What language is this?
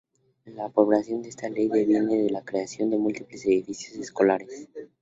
Spanish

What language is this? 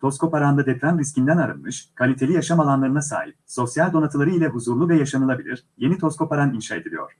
Turkish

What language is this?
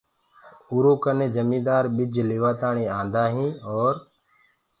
Gurgula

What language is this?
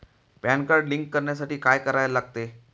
Marathi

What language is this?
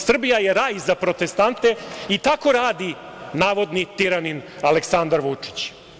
Serbian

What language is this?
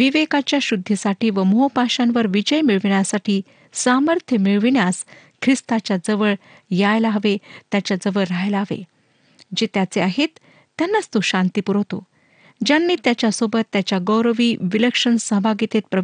Marathi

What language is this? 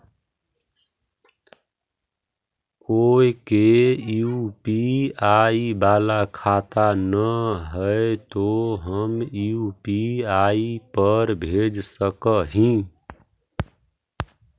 Magahi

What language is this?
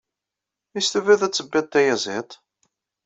Kabyle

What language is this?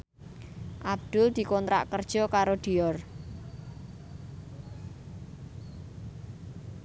Javanese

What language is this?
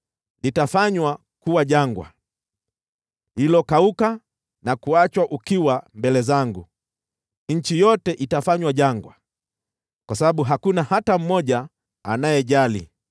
Swahili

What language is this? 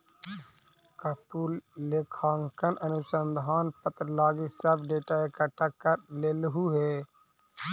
Magahi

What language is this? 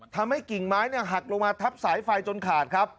Thai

